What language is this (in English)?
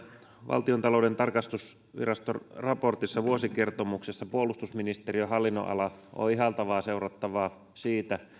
Finnish